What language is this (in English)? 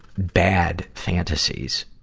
English